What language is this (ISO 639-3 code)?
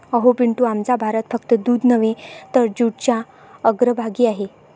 mar